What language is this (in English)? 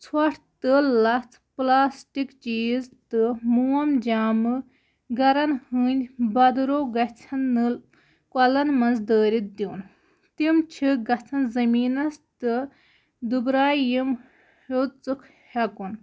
Kashmiri